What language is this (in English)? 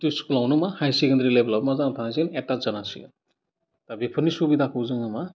Bodo